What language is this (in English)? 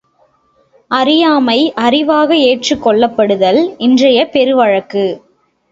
Tamil